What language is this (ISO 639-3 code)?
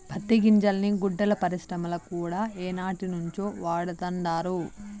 tel